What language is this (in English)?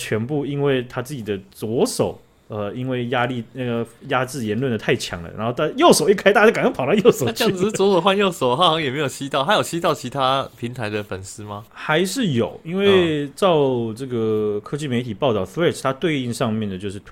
Chinese